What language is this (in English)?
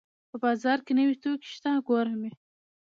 Pashto